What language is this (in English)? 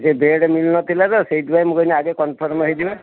Odia